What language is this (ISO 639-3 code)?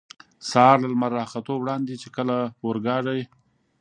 pus